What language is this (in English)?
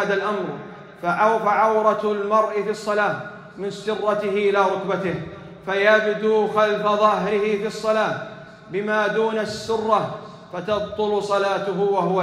Arabic